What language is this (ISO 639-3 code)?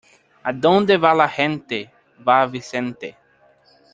spa